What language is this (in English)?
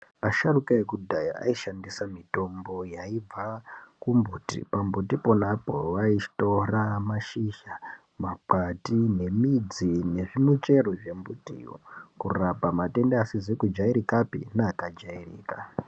Ndau